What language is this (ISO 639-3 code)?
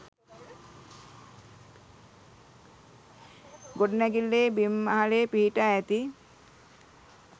sin